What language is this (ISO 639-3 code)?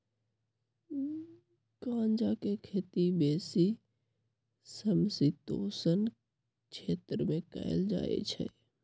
mag